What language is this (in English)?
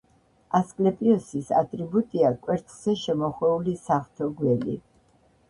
Georgian